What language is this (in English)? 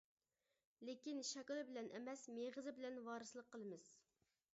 Uyghur